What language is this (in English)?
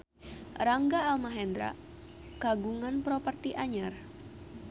Sundanese